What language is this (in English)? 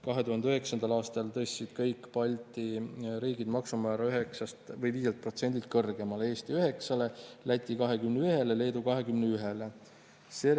Estonian